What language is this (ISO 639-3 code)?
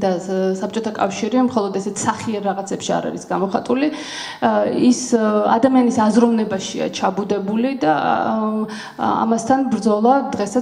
ron